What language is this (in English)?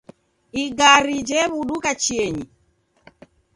Taita